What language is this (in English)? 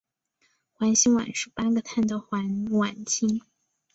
Chinese